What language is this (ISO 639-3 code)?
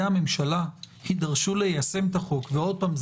heb